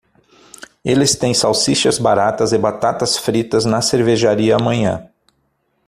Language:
Portuguese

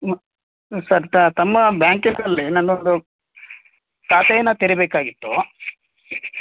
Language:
Kannada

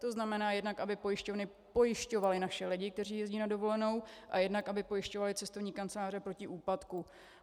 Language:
Czech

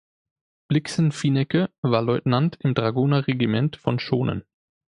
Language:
German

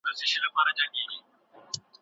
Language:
Pashto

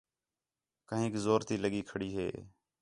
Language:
Khetrani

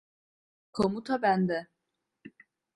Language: Turkish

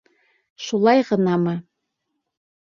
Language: Bashkir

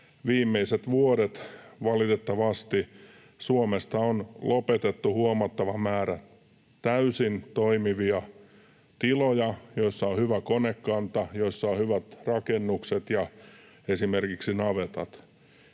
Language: Finnish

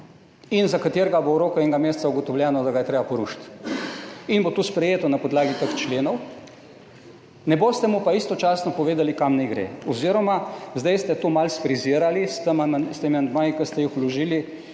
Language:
Slovenian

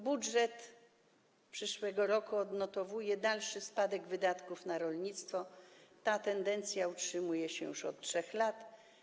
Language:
Polish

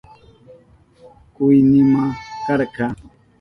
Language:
Southern Pastaza Quechua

